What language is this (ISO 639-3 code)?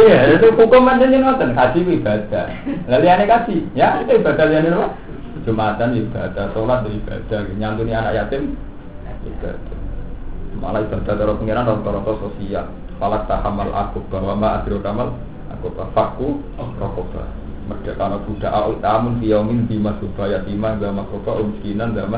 ind